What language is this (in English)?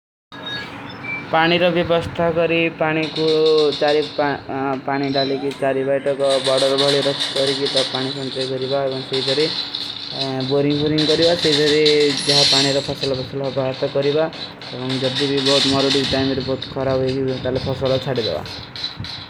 Kui (India)